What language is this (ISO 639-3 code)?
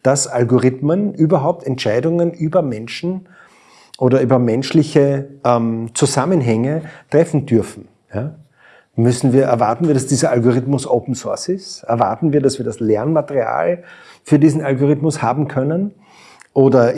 deu